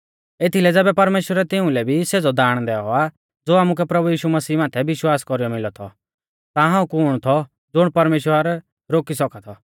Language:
Mahasu Pahari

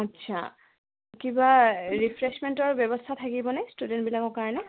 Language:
Assamese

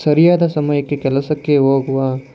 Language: Kannada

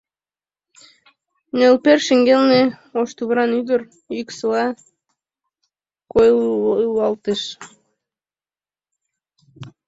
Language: Mari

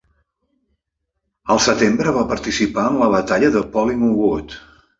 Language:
Catalan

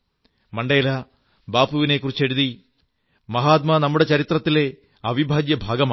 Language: Malayalam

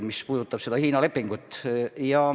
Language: Estonian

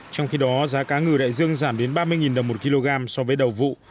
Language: Vietnamese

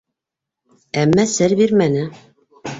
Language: Bashkir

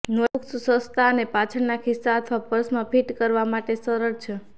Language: Gujarati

